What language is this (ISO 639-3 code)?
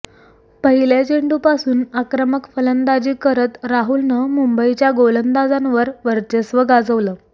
mar